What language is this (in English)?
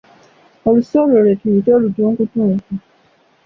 Ganda